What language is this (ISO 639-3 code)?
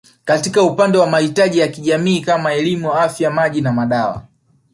swa